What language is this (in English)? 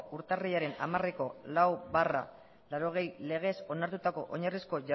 Basque